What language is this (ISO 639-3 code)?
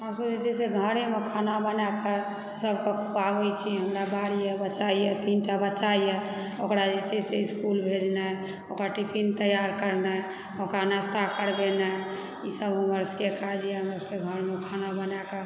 mai